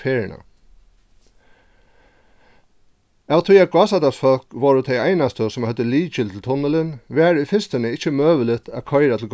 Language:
Faroese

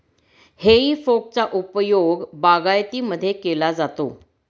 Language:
Marathi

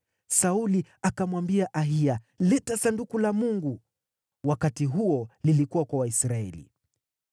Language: Swahili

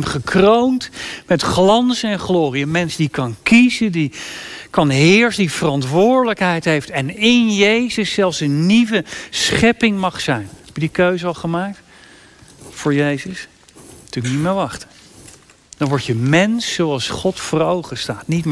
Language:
Dutch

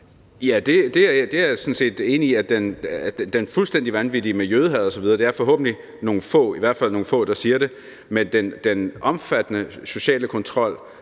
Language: Danish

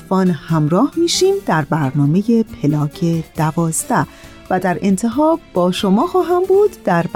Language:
Persian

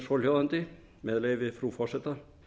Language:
Icelandic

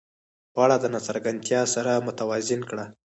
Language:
Pashto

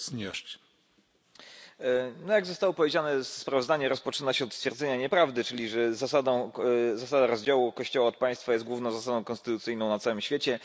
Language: Polish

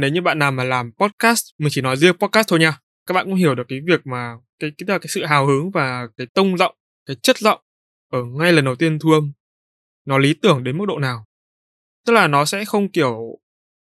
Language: Vietnamese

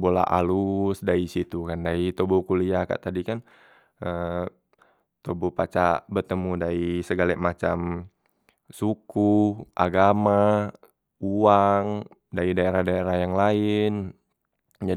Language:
Musi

